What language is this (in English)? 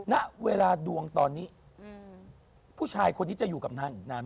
Thai